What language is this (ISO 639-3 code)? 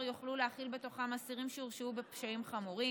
heb